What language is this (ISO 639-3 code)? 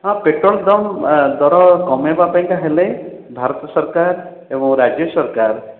ori